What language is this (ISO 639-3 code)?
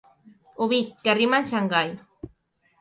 cat